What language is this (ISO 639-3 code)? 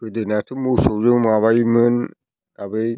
brx